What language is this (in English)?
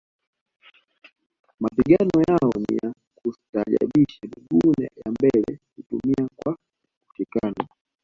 Swahili